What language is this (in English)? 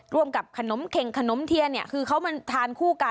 Thai